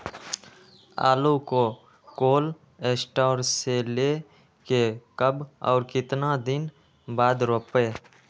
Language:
Magahi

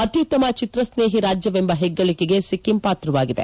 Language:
Kannada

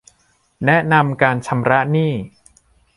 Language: Thai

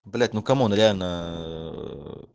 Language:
Russian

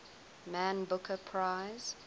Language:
English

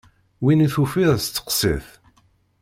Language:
Kabyle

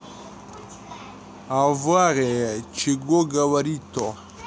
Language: Russian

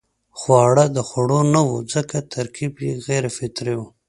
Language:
Pashto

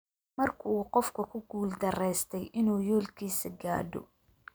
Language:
Somali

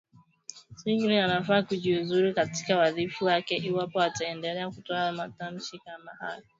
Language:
Swahili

